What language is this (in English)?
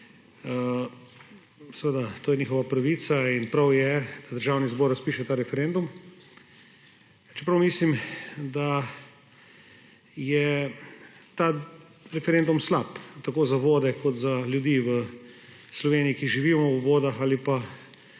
Slovenian